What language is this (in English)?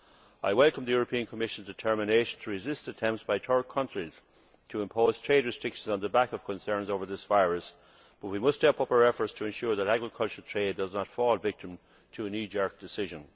English